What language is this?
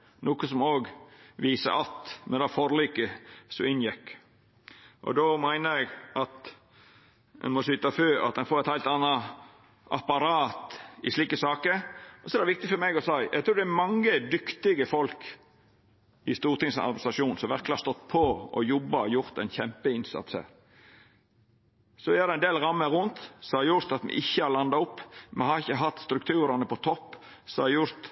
Norwegian Nynorsk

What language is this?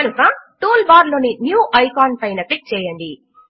Telugu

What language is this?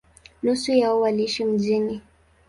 Swahili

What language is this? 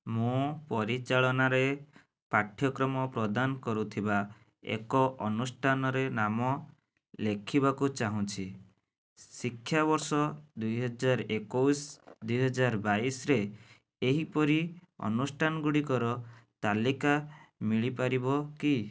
Odia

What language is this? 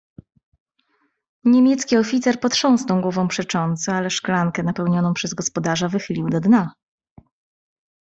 Polish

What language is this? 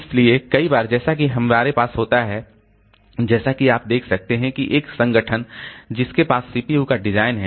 Hindi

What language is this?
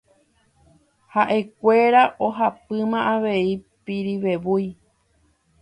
Guarani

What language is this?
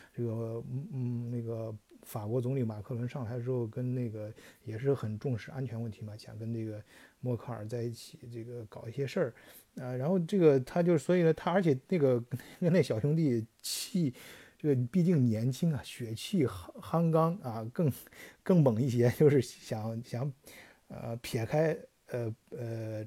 Chinese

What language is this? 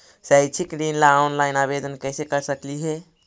Magahi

